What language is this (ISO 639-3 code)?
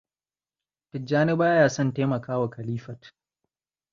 hau